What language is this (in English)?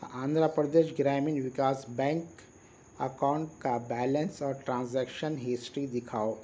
Urdu